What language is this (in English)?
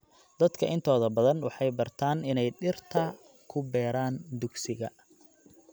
Somali